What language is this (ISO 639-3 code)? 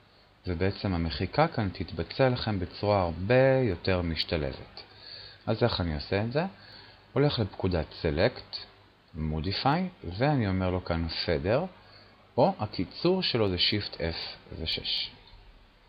heb